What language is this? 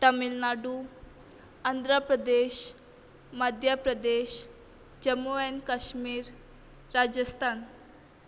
Konkani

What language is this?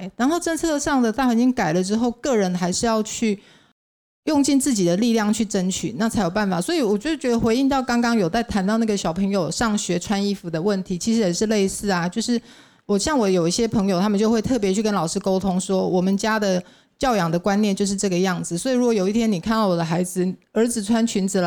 Chinese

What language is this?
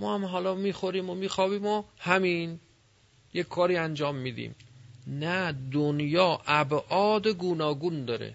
Persian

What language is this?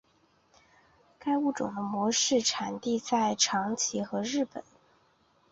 Chinese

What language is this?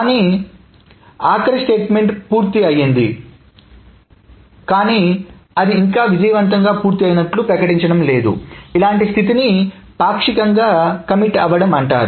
Telugu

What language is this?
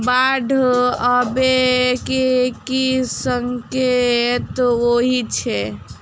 Maithili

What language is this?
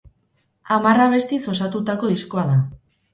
Basque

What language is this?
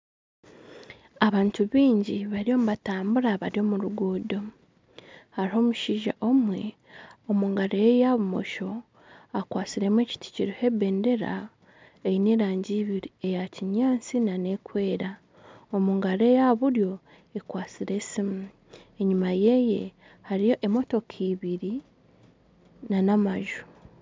Nyankole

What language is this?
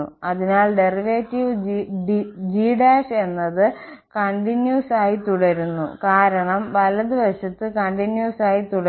Malayalam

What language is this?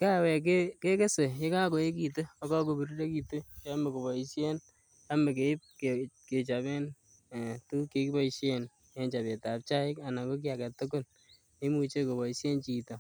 Kalenjin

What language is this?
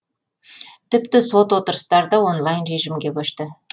Kazakh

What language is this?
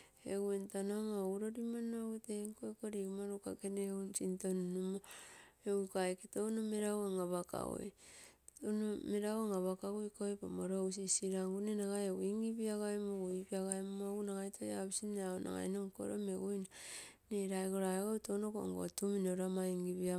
Terei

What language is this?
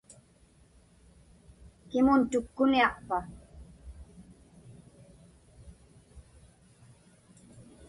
Inupiaq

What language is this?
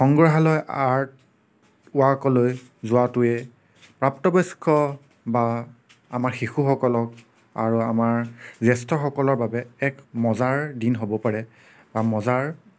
Assamese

